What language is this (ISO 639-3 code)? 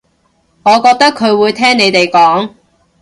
yue